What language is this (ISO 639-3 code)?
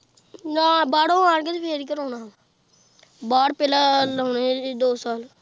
pan